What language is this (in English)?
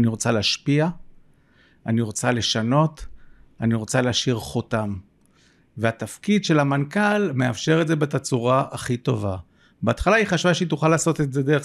Hebrew